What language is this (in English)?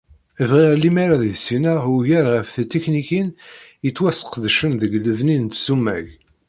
Kabyle